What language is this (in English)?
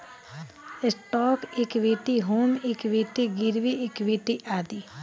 Bhojpuri